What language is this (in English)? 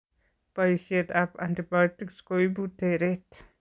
Kalenjin